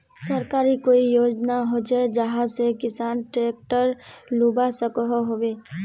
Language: Magahi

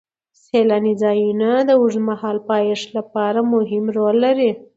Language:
Pashto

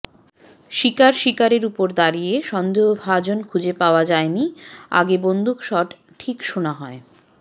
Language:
Bangla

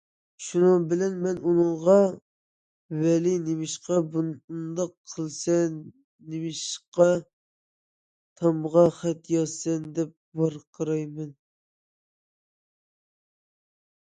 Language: Uyghur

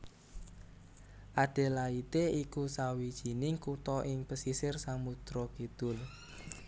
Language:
Javanese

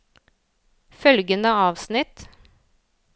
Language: Norwegian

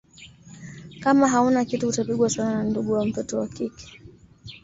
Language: Swahili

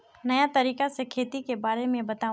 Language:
Magahi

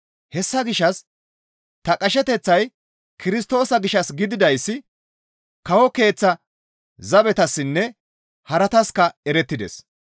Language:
Gamo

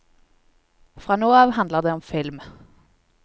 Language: Norwegian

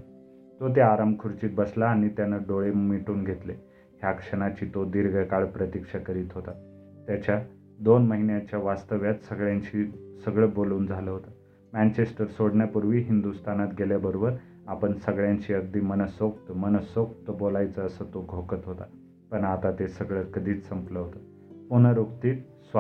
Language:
Marathi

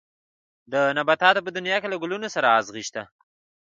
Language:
Pashto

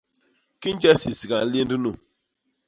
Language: Basaa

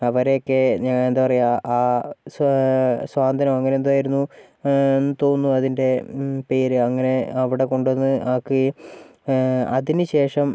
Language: Malayalam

